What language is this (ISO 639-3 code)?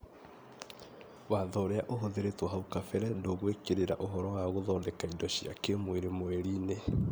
kik